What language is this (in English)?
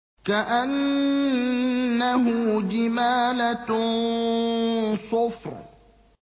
Arabic